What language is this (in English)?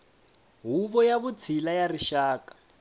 Tsonga